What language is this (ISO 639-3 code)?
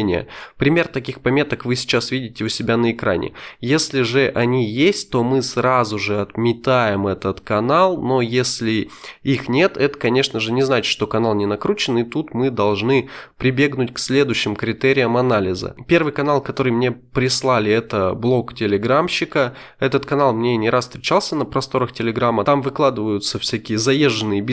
rus